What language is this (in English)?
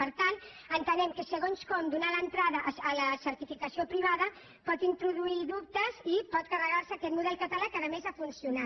Catalan